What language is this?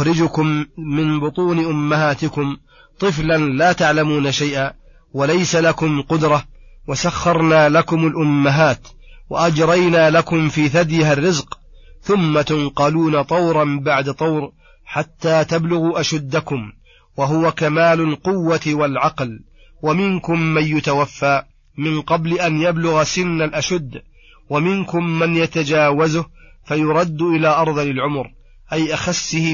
Arabic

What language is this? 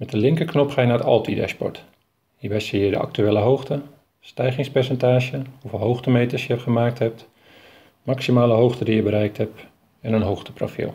Dutch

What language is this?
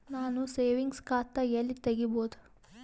Kannada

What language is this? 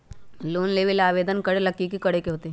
Magahi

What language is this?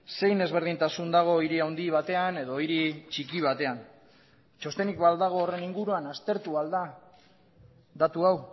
Basque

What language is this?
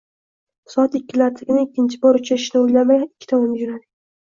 Uzbek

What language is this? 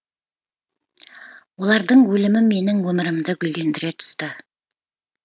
Kazakh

